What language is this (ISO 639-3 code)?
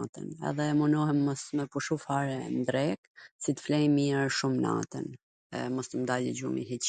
aln